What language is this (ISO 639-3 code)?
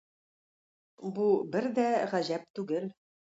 tat